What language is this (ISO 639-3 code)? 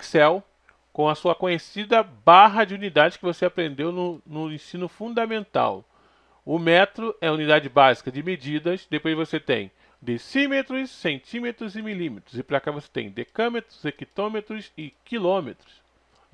por